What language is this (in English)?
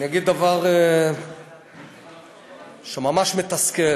Hebrew